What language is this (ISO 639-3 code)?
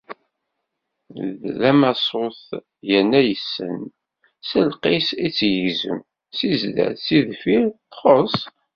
kab